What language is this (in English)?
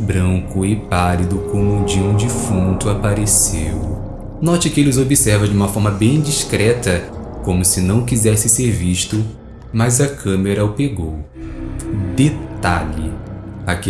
Portuguese